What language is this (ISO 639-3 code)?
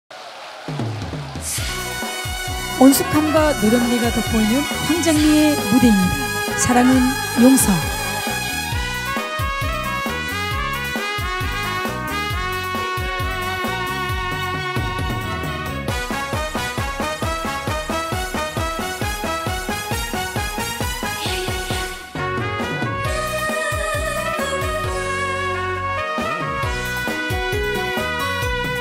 kor